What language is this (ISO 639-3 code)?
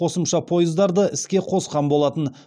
kaz